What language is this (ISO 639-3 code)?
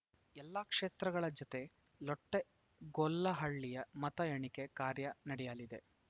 kan